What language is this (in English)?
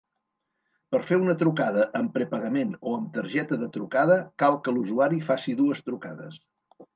Catalan